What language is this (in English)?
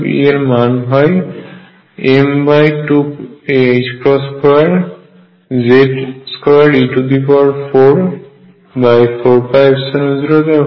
Bangla